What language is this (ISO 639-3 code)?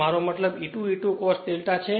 guj